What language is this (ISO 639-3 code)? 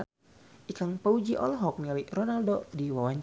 sun